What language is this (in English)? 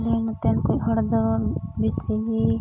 Santali